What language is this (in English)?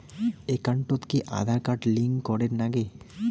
Bangla